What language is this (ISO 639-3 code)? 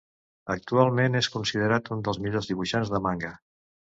cat